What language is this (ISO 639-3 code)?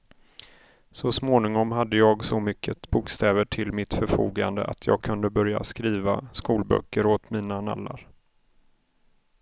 swe